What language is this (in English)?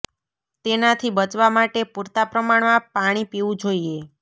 Gujarati